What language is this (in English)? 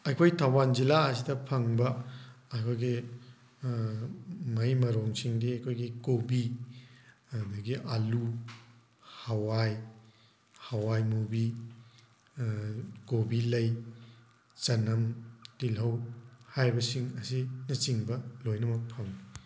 Manipuri